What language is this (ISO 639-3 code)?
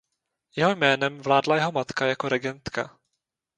ces